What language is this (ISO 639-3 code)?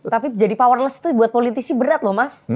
ind